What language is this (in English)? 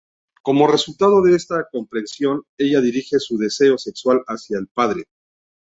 Spanish